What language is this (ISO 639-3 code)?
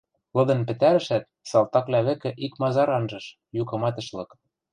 mrj